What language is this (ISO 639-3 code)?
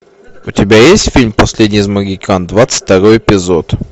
rus